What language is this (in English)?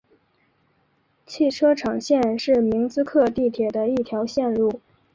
Chinese